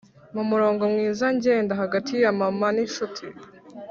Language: Kinyarwanda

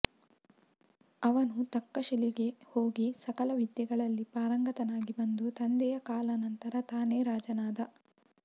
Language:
Kannada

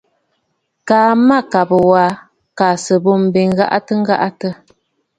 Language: Bafut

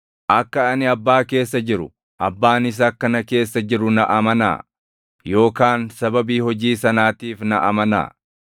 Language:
Oromo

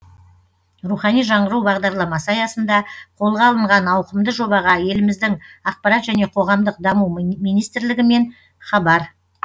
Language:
Kazakh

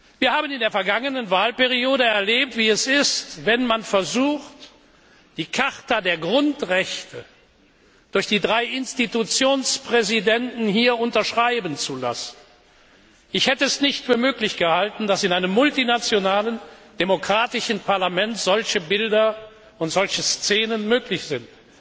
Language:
German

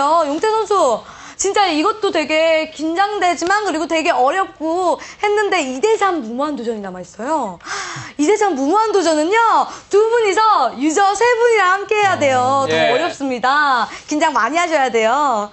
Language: Korean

